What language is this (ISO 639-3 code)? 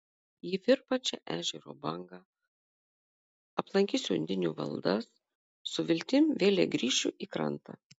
lit